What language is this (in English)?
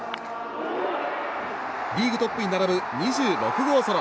Japanese